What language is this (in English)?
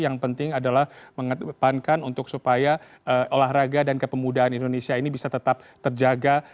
Indonesian